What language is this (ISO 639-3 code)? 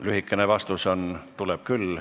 est